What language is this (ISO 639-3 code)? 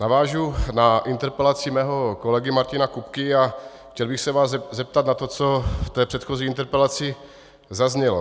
ces